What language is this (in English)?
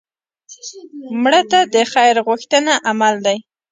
Pashto